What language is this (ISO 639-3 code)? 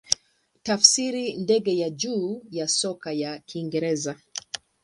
swa